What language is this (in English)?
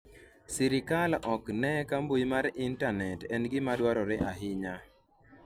Luo (Kenya and Tanzania)